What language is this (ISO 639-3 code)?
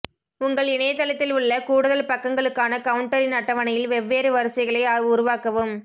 tam